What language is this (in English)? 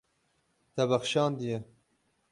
Kurdish